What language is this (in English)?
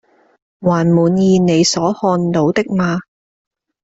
Chinese